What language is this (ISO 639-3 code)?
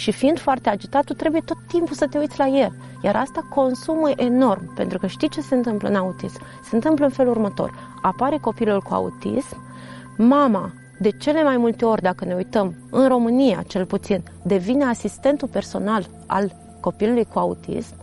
ron